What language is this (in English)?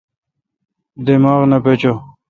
Kalkoti